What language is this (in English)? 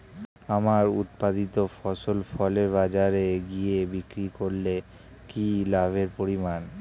Bangla